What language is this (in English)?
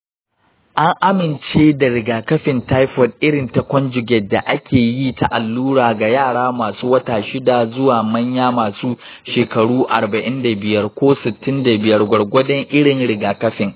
Hausa